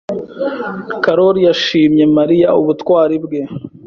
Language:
Kinyarwanda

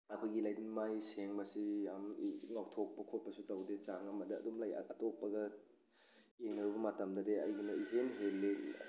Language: Manipuri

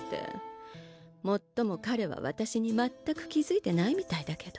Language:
Japanese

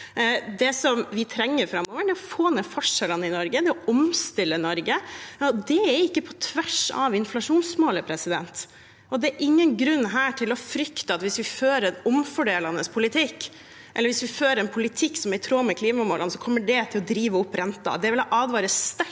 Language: Norwegian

